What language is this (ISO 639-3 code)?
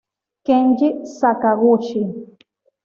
spa